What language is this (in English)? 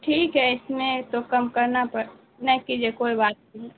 Urdu